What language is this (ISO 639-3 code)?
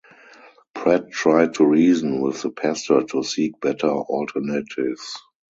eng